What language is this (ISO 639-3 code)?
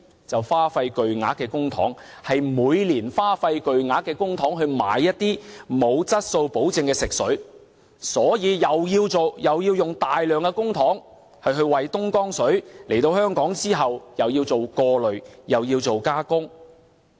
yue